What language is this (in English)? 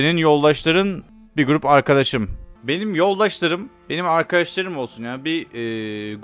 Turkish